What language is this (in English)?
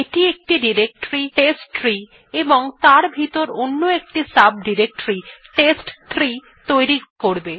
Bangla